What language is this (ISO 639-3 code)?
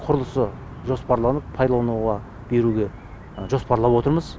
kaz